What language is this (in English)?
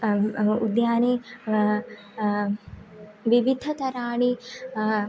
Sanskrit